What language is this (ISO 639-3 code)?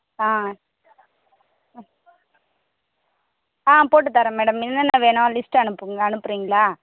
tam